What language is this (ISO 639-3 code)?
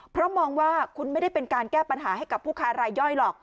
tha